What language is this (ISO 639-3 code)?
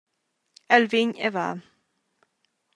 roh